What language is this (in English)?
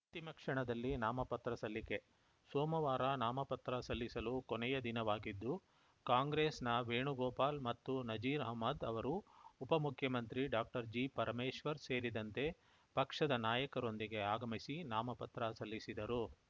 Kannada